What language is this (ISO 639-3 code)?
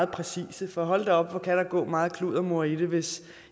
dan